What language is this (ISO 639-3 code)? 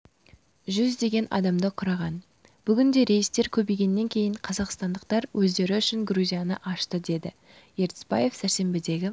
kaz